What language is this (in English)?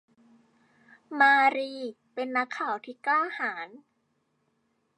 Thai